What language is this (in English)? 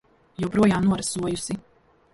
Latvian